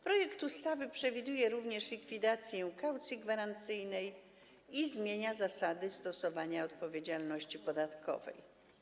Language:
Polish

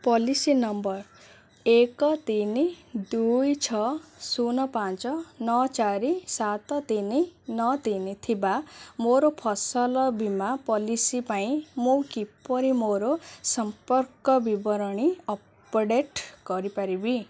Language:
Odia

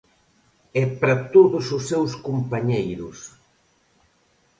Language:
Galician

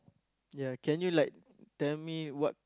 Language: English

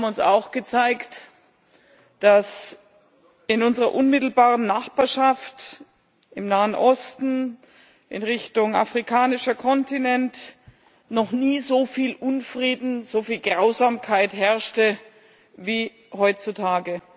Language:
German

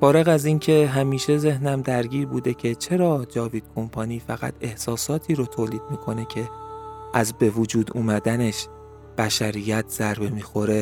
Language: Persian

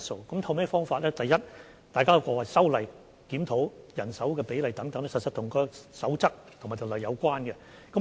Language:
Cantonese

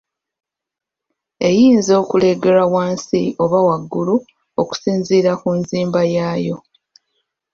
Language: Ganda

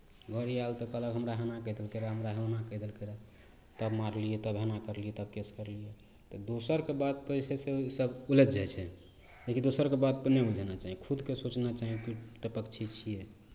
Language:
Maithili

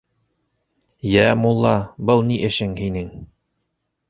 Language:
Bashkir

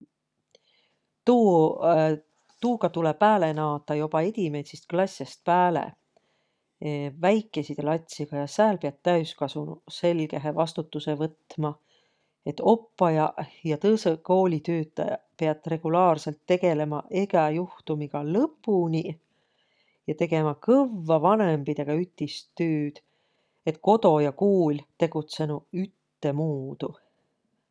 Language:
Võro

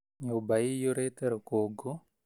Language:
Kikuyu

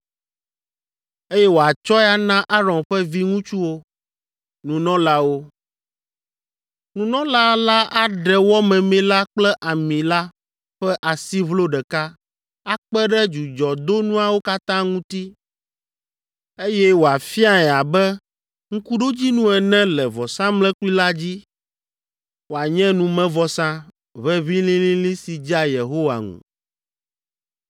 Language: Ewe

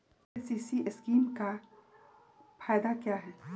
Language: Magahi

